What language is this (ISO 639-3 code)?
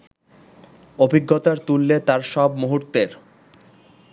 ben